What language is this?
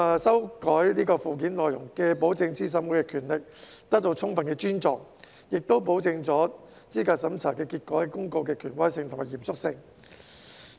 Cantonese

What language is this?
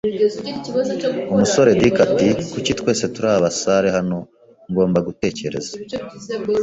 Kinyarwanda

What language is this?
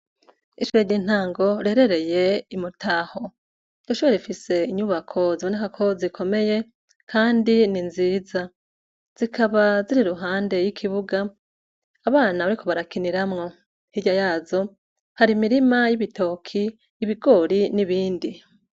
Rundi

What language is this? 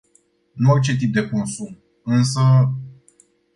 Romanian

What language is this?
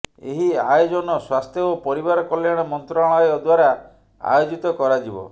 Odia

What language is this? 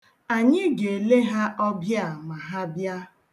Igbo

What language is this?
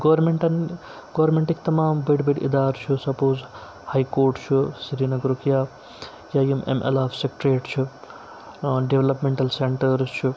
Kashmiri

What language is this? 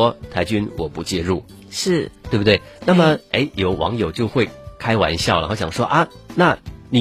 Chinese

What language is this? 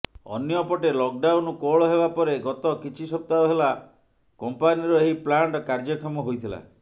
Odia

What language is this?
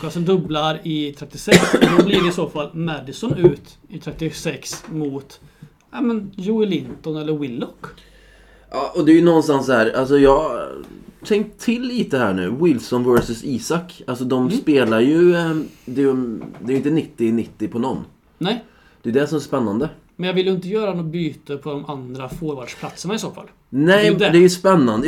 Swedish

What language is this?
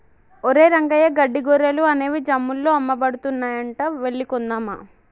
Telugu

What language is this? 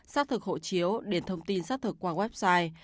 Vietnamese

